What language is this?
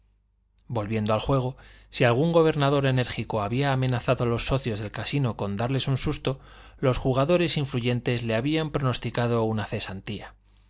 Spanish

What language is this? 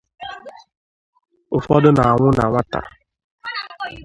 Igbo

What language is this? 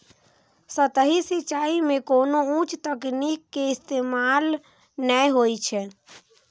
Maithili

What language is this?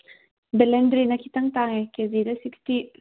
Manipuri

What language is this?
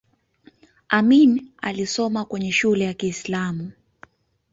Swahili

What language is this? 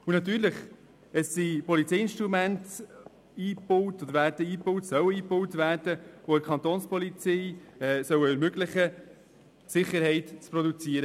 Swiss German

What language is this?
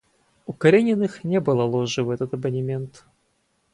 Russian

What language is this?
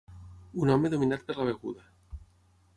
Catalan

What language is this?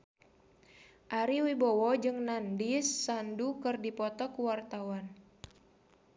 Sundanese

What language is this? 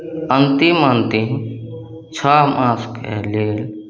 Maithili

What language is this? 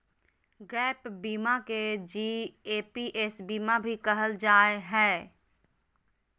Magahi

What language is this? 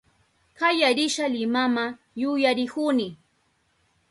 Southern Pastaza Quechua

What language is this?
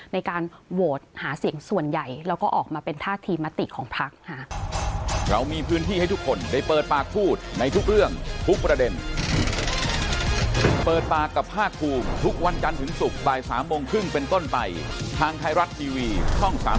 Thai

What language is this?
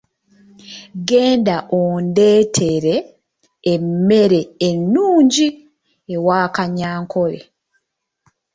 Ganda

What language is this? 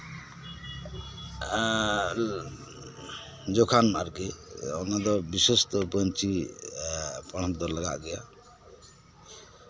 Santali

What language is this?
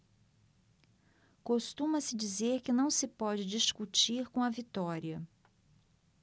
Portuguese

